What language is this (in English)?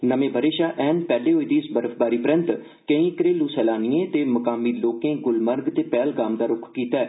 Dogri